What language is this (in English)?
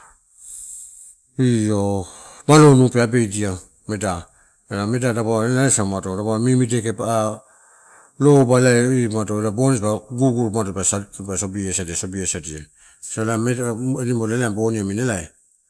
Torau